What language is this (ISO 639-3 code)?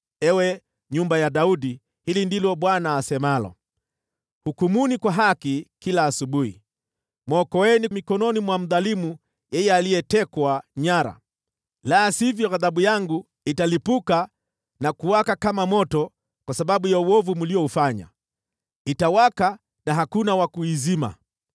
swa